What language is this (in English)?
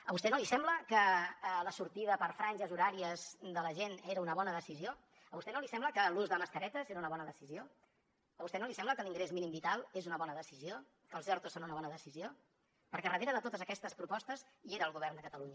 Catalan